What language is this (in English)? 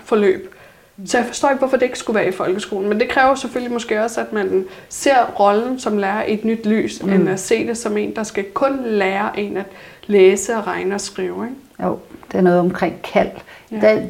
Danish